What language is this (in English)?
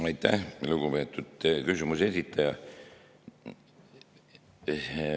Estonian